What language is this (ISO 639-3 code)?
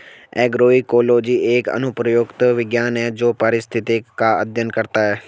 hin